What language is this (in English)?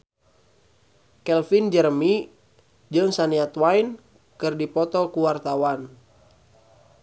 Sundanese